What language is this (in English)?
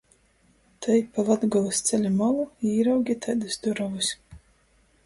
Latgalian